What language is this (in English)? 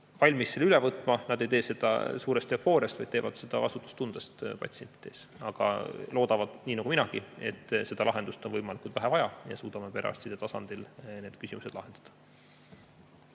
Estonian